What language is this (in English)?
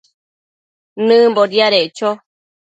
Matsés